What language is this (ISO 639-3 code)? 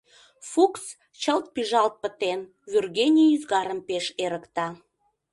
chm